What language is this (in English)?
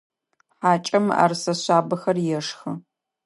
Adyghe